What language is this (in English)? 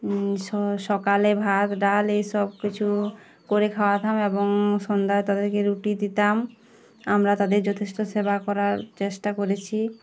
Bangla